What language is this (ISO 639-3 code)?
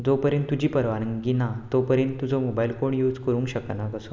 kok